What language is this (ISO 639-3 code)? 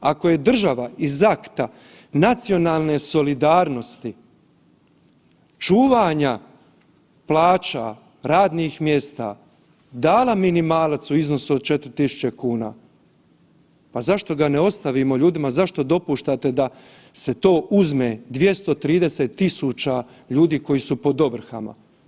hrv